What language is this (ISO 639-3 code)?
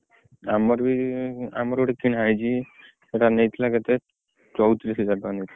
ori